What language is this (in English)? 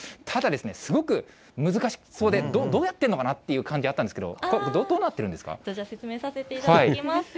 Japanese